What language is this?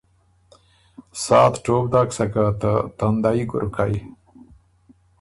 Ormuri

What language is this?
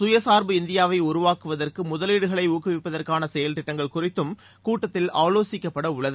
Tamil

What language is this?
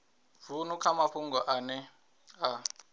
Venda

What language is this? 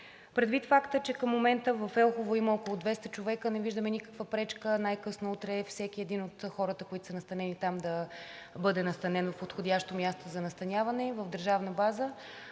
Bulgarian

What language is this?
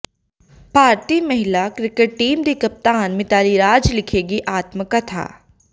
Punjabi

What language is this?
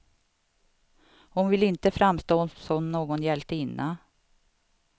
Swedish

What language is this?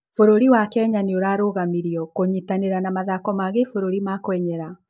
Kikuyu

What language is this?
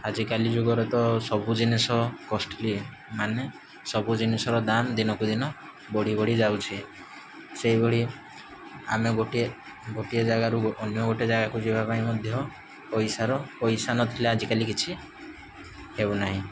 Odia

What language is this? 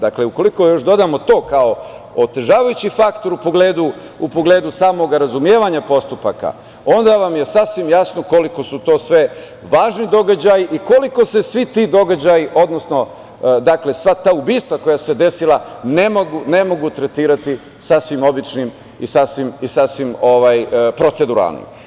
Serbian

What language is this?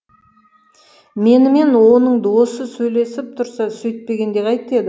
Kazakh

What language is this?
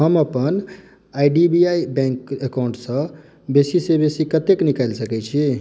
Maithili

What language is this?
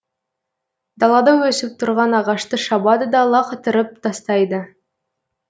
Kazakh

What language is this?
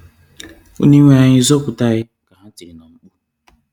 Igbo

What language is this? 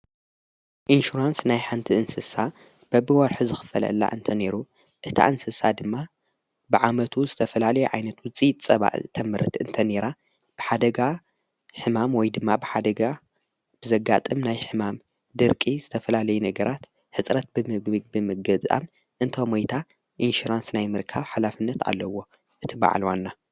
Tigrinya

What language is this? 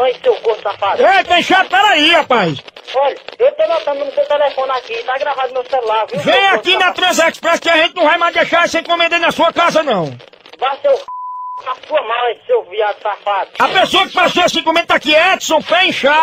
Portuguese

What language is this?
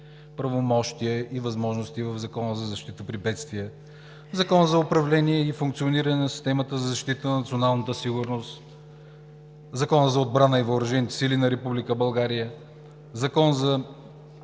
Bulgarian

